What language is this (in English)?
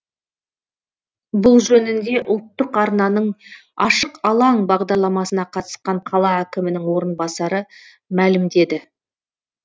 Kazakh